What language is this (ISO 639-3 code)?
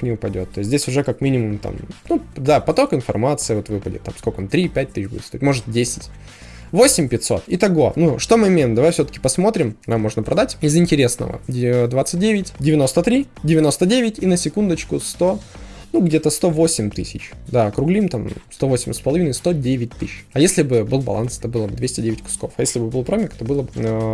rus